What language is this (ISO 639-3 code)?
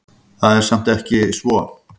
isl